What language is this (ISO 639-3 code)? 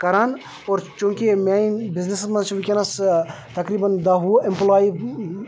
kas